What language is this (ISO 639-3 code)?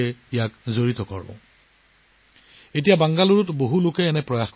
asm